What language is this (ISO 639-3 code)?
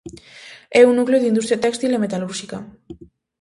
glg